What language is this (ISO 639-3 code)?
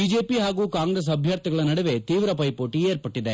kan